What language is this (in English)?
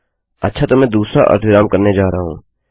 Hindi